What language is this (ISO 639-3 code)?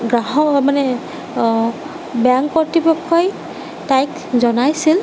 asm